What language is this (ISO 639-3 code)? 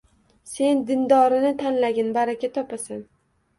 uzb